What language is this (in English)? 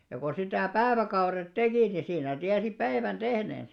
Finnish